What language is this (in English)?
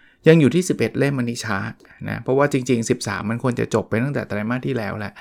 Thai